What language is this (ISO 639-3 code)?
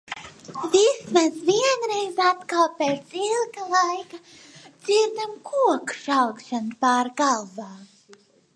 lav